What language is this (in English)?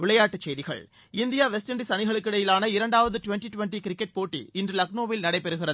Tamil